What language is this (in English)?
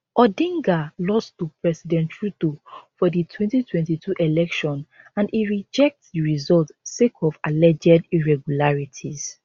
Nigerian Pidgin